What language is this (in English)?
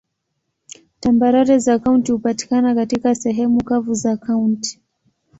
Swahili